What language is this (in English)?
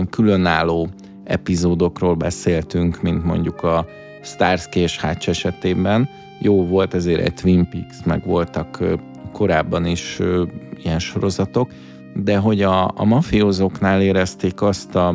Hungarian